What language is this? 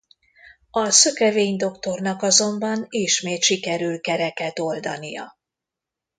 Hungarian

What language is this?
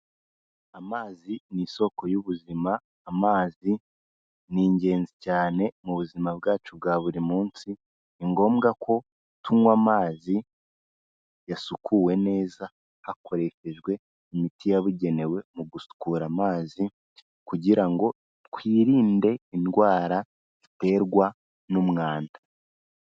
Kinyarwanda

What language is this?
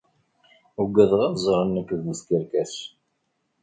Kabyle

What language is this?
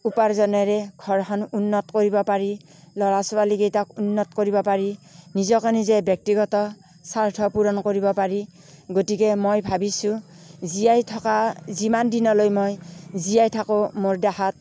Assamese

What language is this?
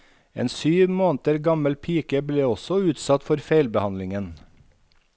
Norwegian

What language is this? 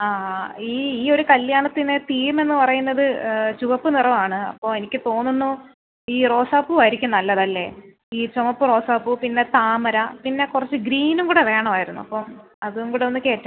Malayalam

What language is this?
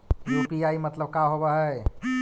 Magahi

